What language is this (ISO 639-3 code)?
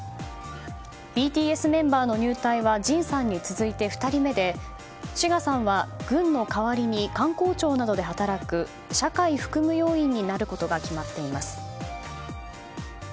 jpn